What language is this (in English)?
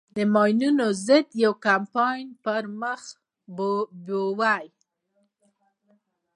Pashto